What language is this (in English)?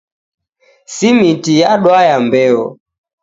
Taita